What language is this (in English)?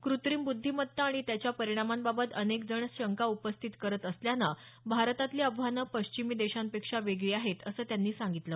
Marathi